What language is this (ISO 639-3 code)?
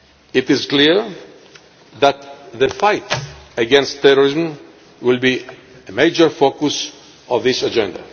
eng